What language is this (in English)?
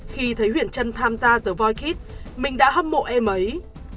Vietnamese